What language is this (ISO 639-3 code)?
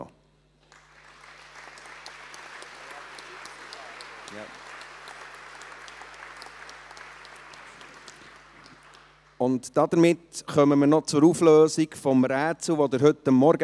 gsw